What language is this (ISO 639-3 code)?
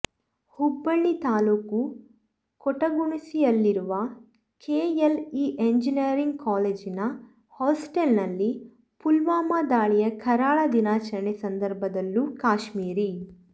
kan